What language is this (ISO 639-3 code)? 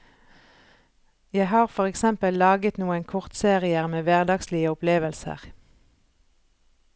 nor